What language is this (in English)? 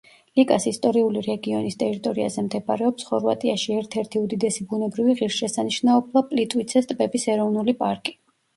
Georgian